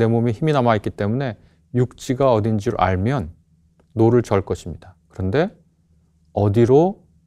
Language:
Korean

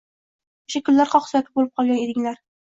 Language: Uzbek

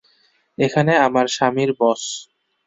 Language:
Bangla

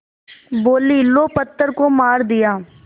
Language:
Hindi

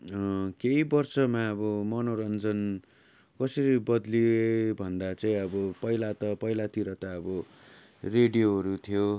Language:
Nepali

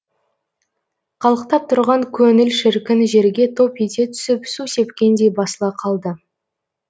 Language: Kazakh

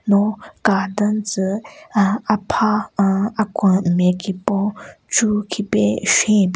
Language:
Southern Rengma Naga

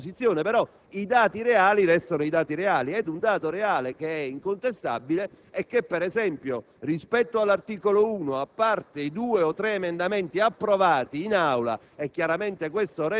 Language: Italian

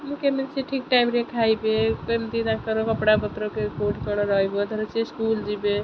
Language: Odia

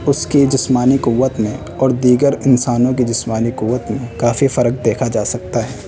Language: Urdu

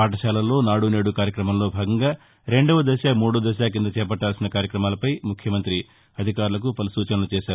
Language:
Telugu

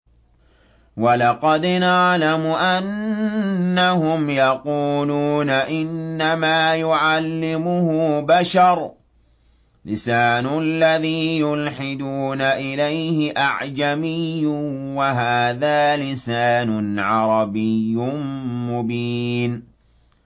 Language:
Arabic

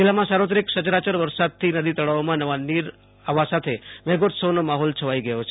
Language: Gujarati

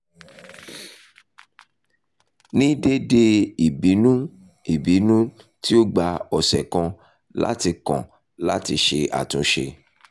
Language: Yoruba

